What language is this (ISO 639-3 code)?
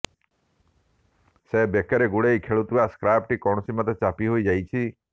ori